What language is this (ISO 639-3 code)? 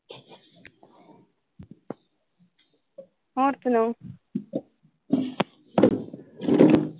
pan